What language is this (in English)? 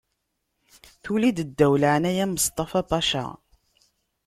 Kabyle